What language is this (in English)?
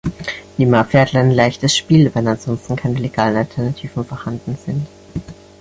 German